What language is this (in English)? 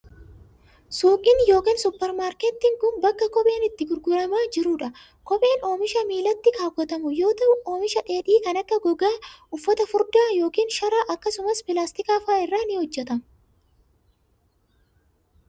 Oromo